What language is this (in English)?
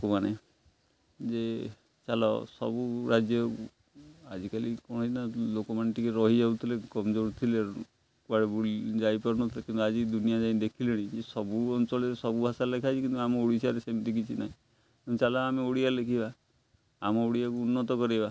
Odia